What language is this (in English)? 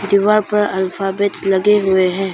Hindi